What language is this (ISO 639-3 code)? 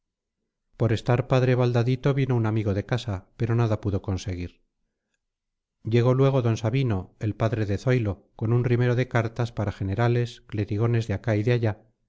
spa